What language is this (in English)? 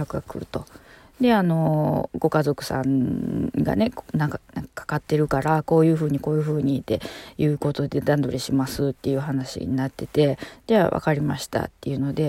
Japanese